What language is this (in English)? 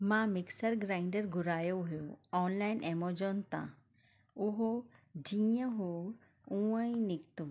Sindhi